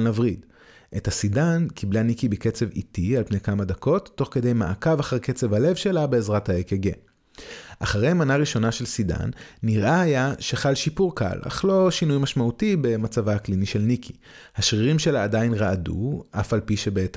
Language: Hebrew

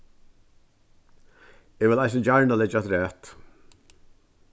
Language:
Faroese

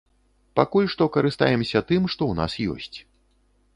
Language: Belarusian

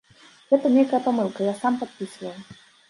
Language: Belarusian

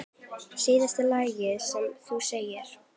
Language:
Icelandic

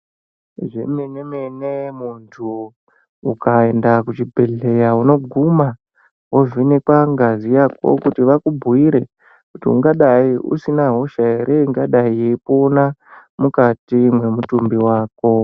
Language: Ndau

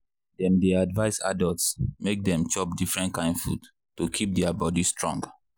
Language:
Nigerian Pidgin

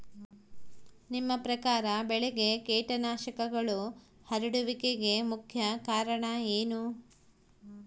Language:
Kannada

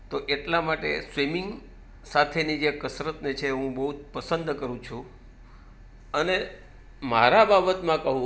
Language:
Gujarati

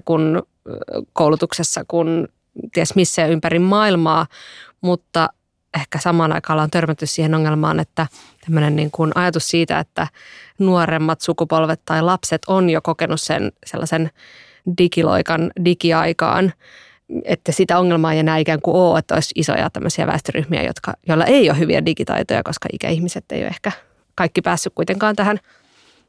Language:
Finnish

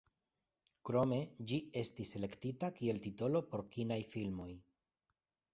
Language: Esperanto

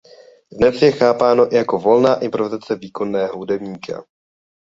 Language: Czech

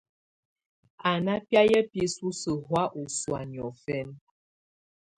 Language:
Tunen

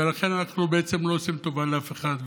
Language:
Hebrew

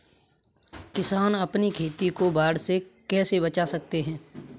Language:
Hindi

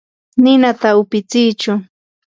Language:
Yanahuanca Pasco Quechua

